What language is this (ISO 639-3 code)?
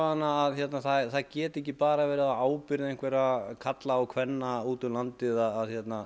isl